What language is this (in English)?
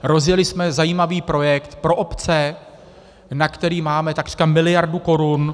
Czech